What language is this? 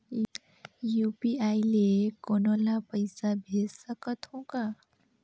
Chhattisgarhi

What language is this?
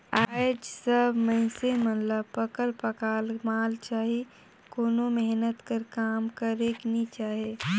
Chhattisgarhi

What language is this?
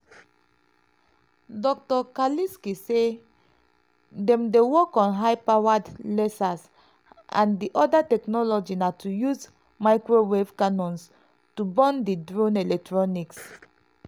Nigerian Pidgin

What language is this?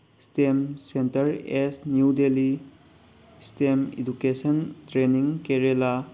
Manipuri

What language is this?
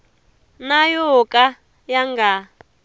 Tsonga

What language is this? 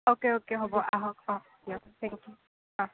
Assamese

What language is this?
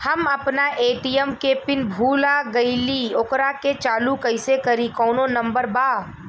Bhojpuri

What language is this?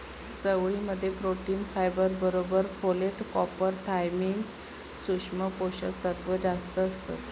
Marathi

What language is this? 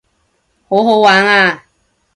Cantonese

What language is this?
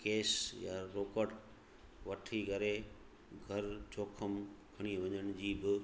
Sindhi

